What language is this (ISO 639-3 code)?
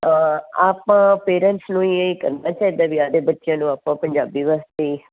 pan